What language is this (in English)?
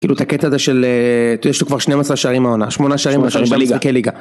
Hebrew